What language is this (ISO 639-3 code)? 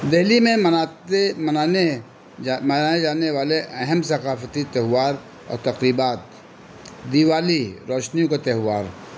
urd